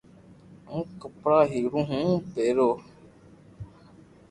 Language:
Loarki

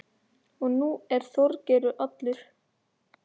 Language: Icelandic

